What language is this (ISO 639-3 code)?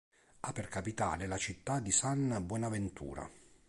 ita